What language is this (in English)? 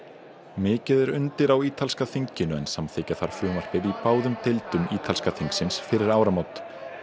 Icelandic